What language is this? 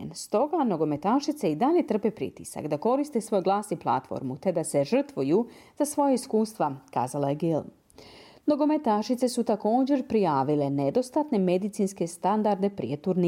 Croatian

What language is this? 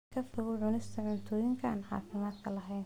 Somali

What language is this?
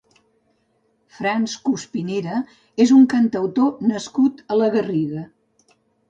Catalan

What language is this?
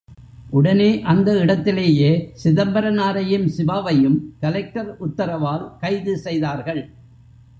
Tamil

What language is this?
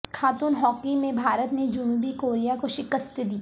Urdu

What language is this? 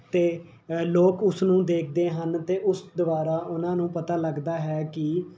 Punjabi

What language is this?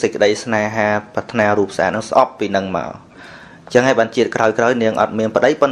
Vietnamese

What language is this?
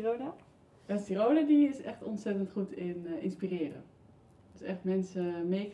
Dutch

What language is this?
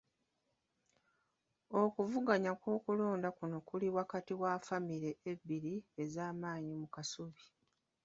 Ganda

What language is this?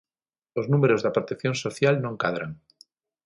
Galician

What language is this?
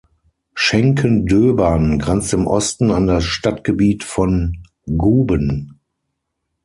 German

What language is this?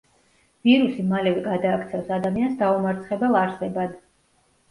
Georgian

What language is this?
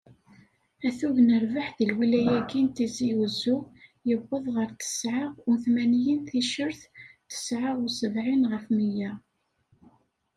Kabyle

